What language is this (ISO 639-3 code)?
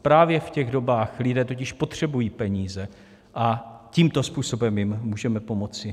ces